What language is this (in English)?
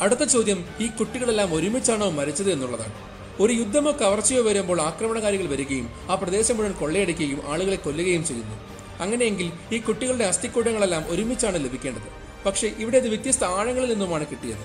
Malayalam